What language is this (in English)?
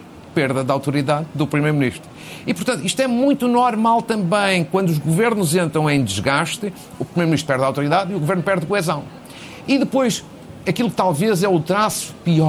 Portuguese